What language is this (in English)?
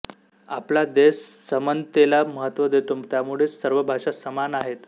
Marathi